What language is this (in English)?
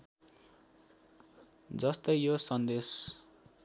Nepali